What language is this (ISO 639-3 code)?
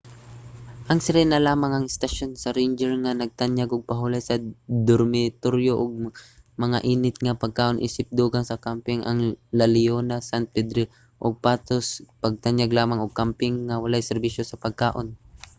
ceb